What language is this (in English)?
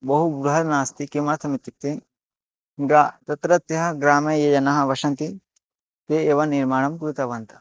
Sanskrit